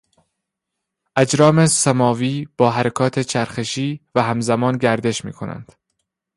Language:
Persian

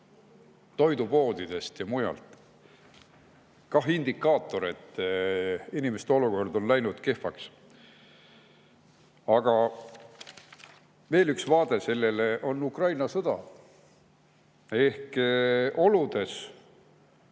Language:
Estonian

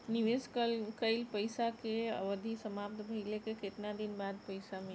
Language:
Bhojpuri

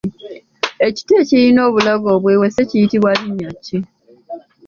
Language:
Ganda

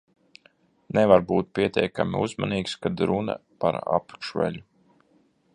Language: Latvian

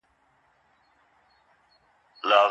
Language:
Pashto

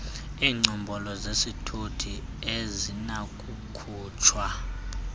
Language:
Xhosa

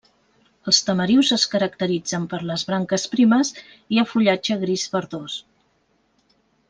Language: Catalan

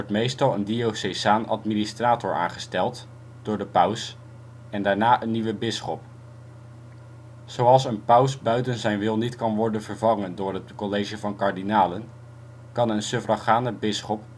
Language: Dutch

